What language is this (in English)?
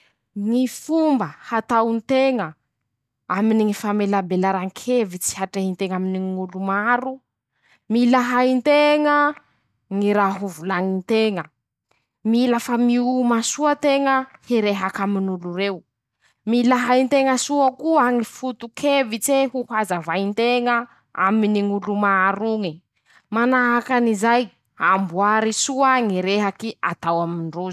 Masikoro Malagasy